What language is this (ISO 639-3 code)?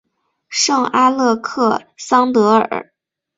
zho